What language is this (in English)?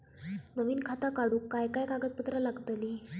Marathi